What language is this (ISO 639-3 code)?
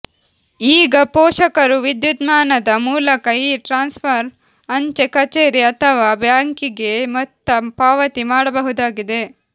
kan